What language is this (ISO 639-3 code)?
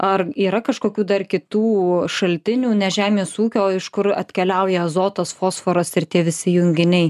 lit